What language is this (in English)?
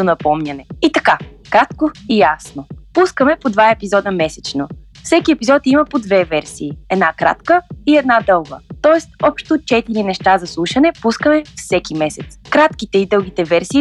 Bulgarian